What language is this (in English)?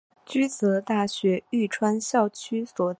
Chinese